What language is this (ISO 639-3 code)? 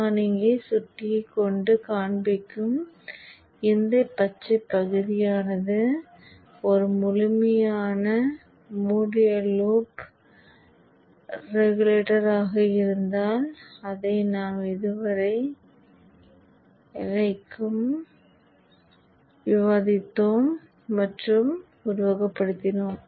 tam